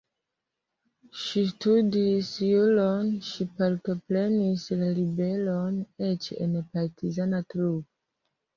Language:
Esperanto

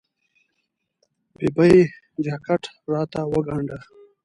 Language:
Pashto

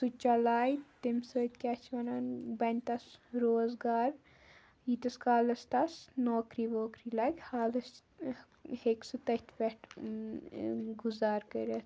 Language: Kashmiri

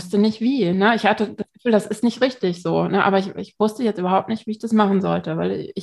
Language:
German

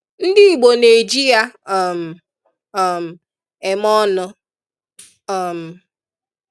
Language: Igbo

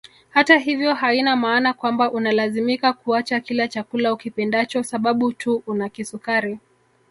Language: Swahili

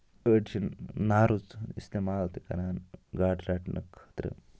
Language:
Kashmiri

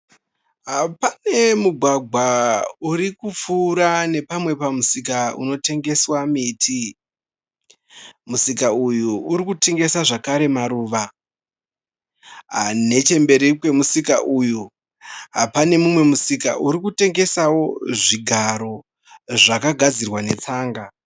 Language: Shona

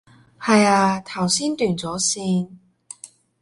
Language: Cantonese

